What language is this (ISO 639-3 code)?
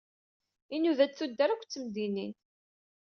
kab